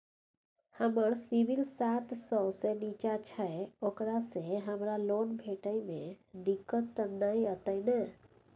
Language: Maithili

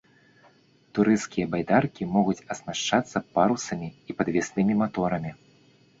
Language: Belarusian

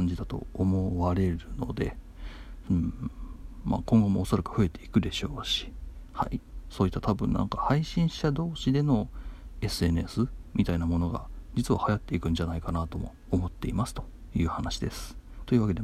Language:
Japanese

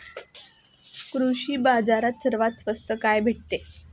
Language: Marathi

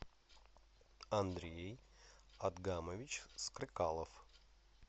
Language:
Russian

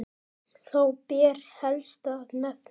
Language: Icelandic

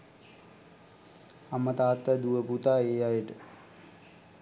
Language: Sinhala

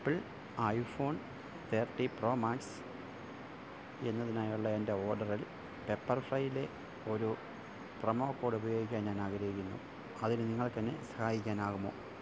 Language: Malayalam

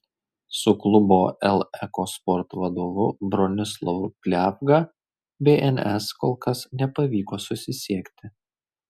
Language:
Lithuanian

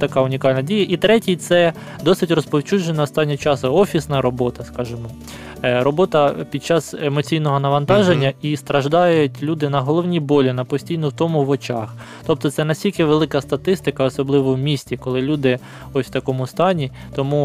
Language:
Ukrainian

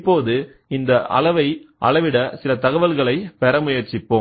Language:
Tamil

